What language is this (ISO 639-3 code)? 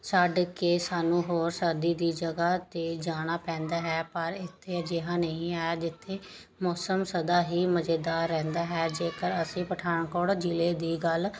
pan